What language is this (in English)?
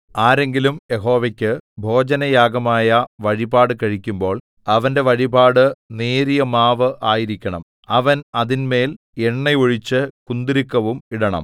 Malayalam